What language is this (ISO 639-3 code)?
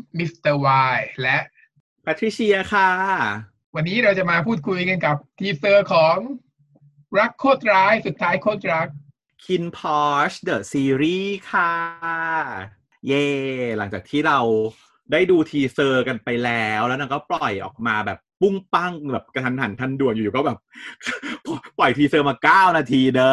tha